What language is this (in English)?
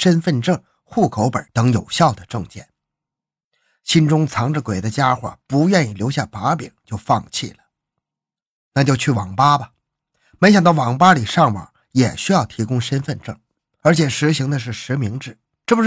Chinese